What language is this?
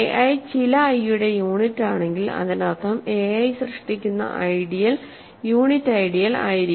Malayalam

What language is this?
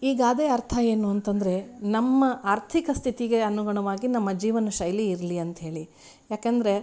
Kannada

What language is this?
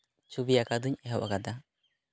Santali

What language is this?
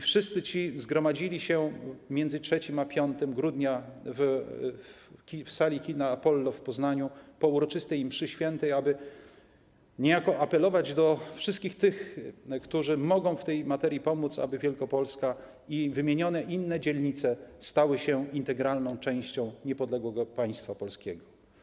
Polish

